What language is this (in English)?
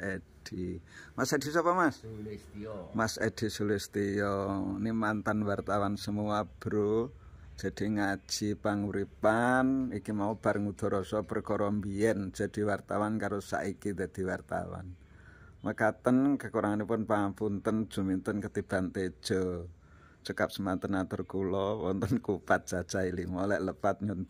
Indonesian